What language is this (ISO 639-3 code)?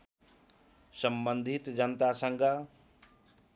nep